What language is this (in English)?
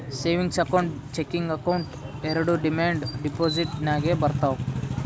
Kannada